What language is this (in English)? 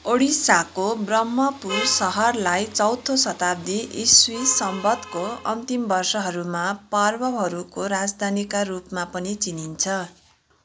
Nepali